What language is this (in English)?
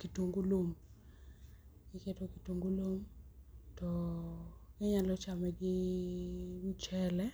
Luo (Kenya and Tanzania)